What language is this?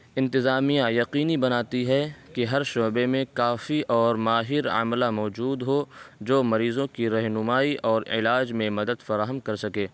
Urdu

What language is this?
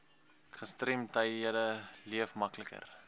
Afrikaans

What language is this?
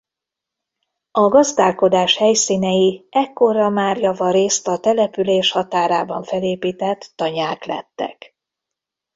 Hungarian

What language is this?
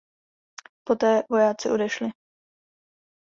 Czech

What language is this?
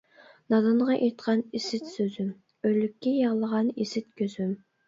Uyghur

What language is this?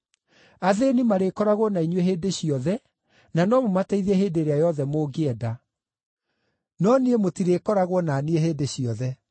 Kikuyu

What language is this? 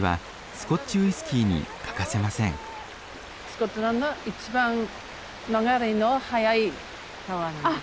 Japanese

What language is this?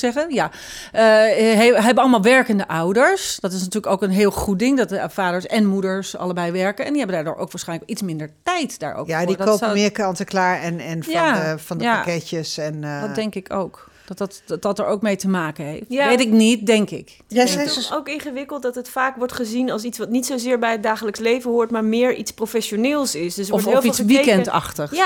Dutch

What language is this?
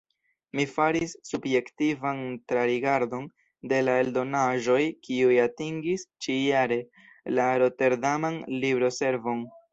Esperanto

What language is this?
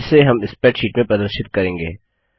Hindi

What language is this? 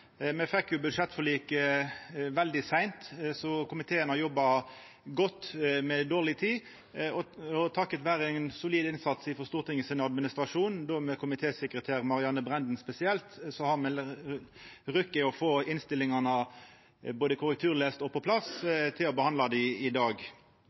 Norwegian Nynorsk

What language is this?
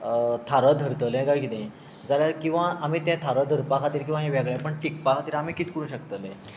Konkani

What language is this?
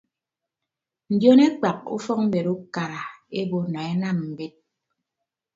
Ibibio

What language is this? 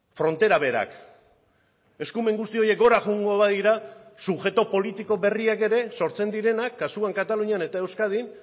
Basque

